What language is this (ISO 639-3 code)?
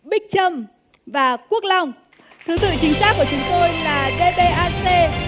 vie